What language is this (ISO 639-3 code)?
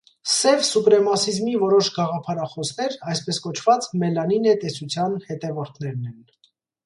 hye